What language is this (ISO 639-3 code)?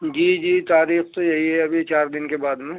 urd